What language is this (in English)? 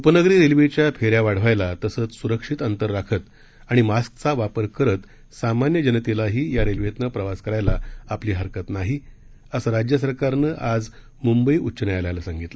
Marathi